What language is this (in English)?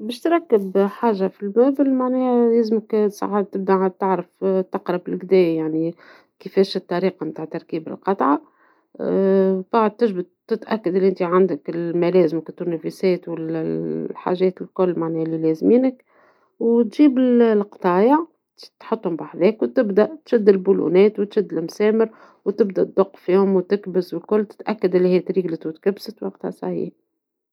Tunisian Arabic